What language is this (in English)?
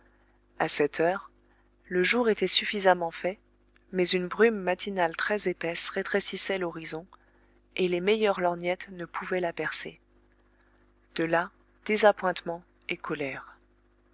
French